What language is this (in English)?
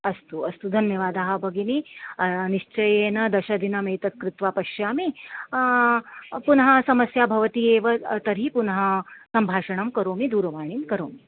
Sanskrit